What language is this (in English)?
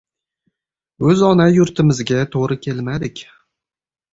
Uzbek